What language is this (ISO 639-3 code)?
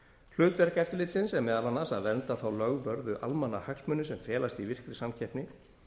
isl